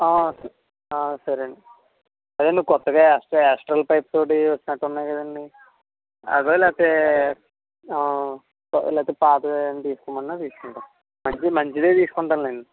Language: Telugu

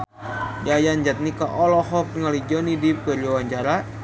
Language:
Sundanese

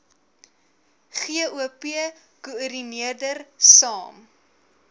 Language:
Afrikaans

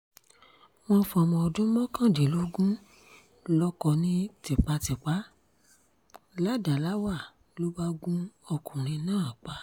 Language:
Yoruba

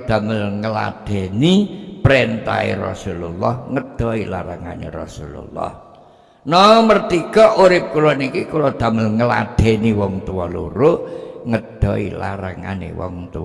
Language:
Indonesian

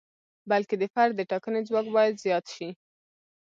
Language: Pashto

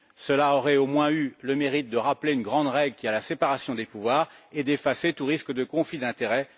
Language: French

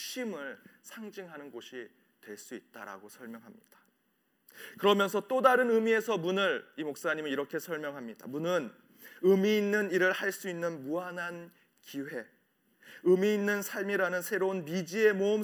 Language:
Korean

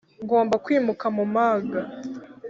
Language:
Kinyarwanda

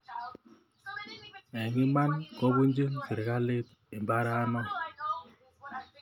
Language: Kalenjin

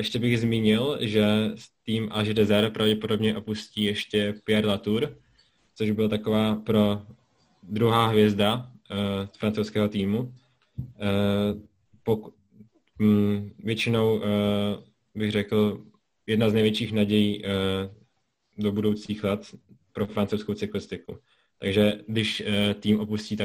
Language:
Czech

